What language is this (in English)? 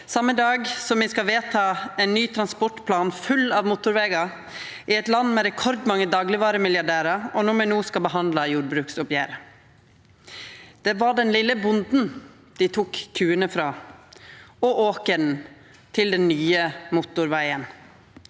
Norwegian